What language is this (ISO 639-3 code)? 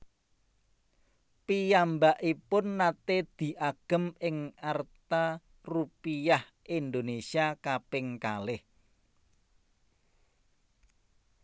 jav